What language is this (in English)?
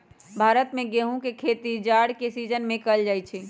Magahi